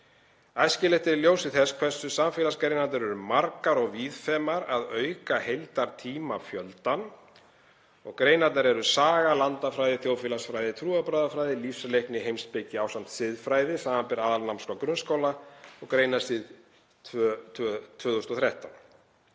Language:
Icelandic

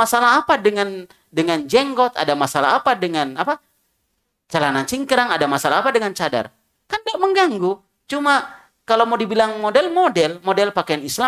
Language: Indonesian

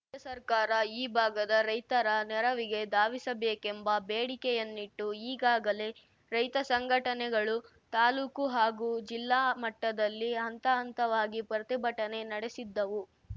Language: Kannada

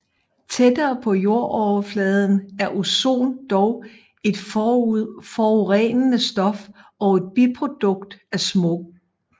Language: Danish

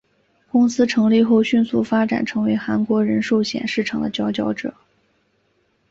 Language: Chinese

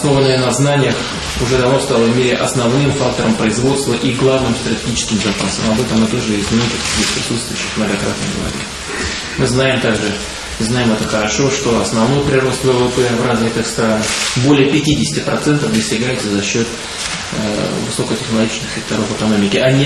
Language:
Russian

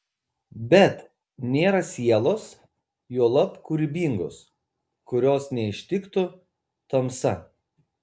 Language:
Lithuanian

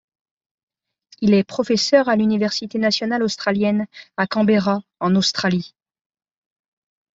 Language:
French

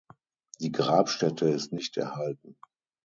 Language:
German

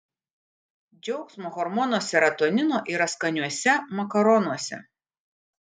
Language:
Lithuanian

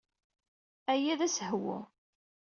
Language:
Kabyle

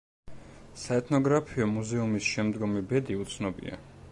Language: Georgian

